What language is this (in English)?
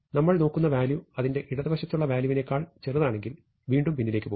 Malayalam